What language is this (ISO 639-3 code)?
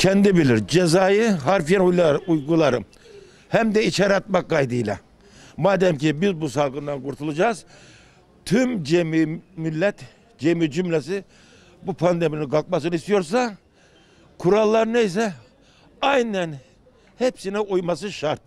tur